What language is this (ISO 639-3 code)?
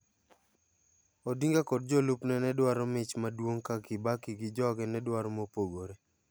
luo